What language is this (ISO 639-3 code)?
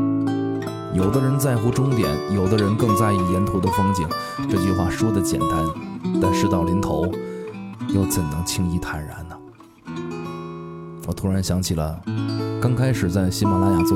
zho